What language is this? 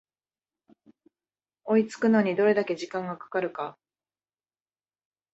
Japanese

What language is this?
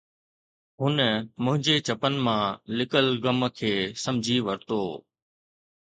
Sindhi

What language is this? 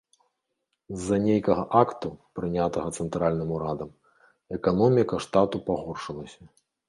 Belarusian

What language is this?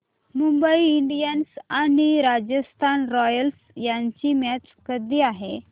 Marathi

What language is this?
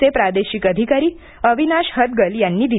Marathi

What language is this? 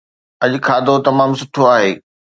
Sindhi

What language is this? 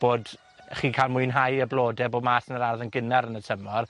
Welsh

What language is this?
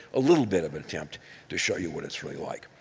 English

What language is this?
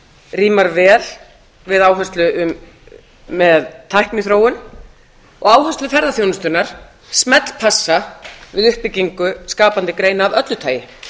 Icelandic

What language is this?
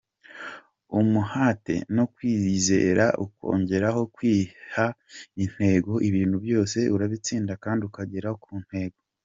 Kinyarwanda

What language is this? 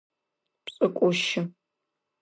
Adyghe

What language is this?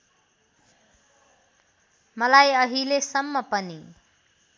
Nepali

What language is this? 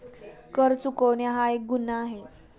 Marathi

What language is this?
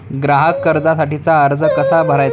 Marathi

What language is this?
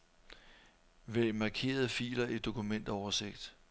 Danish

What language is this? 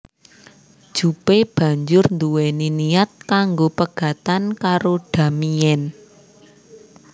Javanese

